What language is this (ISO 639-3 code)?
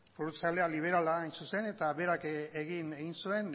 eus